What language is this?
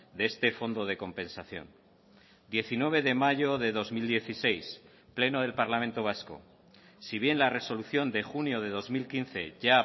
Spanish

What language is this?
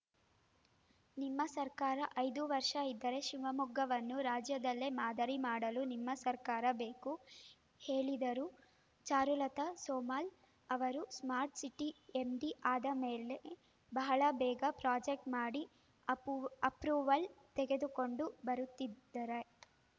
Kannada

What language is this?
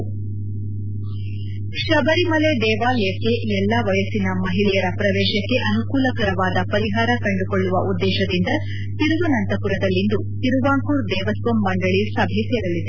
Kannada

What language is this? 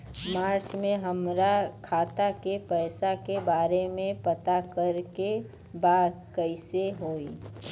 Bhojpuri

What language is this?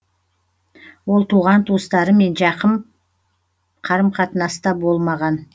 Kazakh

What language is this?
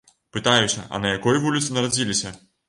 Belarusian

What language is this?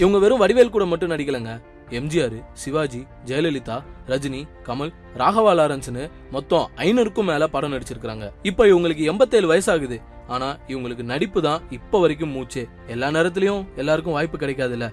Tamil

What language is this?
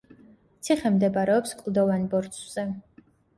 Georgian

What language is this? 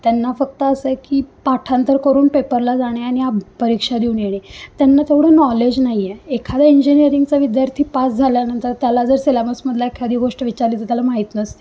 Marathi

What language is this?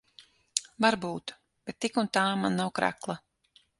Latvian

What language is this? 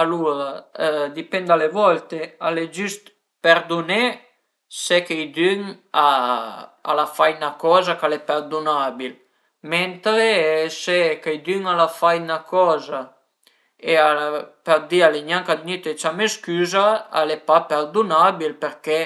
Piedmontese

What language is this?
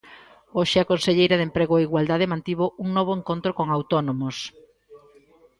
Galician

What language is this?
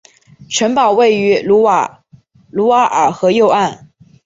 Chinese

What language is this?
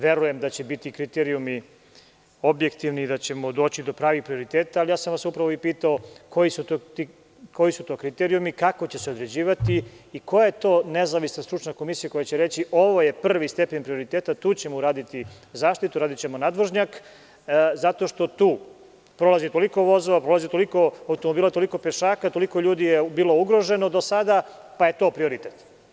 Serbian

